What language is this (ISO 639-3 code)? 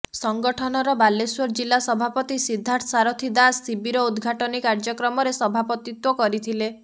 ori